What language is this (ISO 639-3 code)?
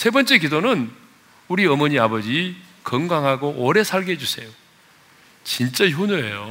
kor